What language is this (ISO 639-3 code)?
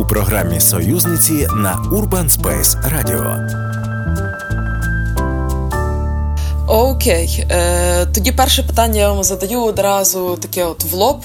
ukr